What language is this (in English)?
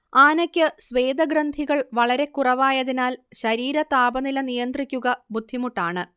Malayalam